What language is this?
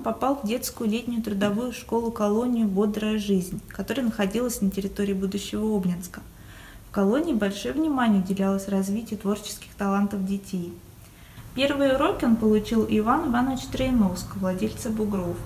Russian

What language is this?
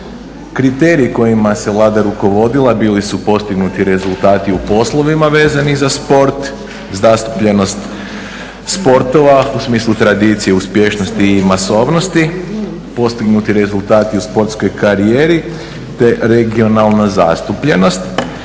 Croatian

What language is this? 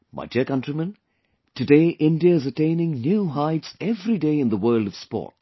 English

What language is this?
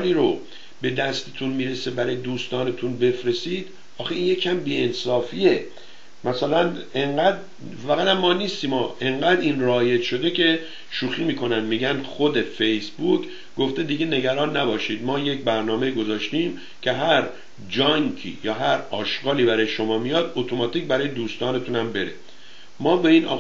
Persian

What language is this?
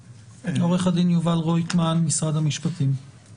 Hebrew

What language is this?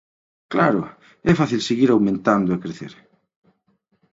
Galician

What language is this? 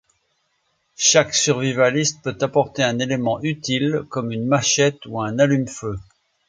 French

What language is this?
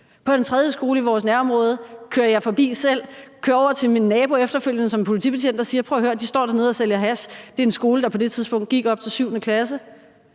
Danish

